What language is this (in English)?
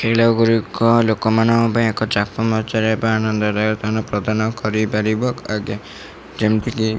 Odia